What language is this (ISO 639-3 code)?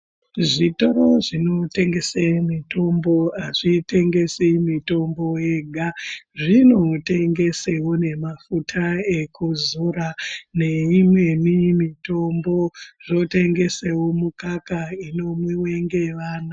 ndc